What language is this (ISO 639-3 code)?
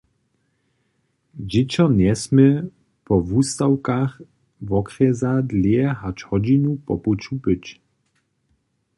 hsb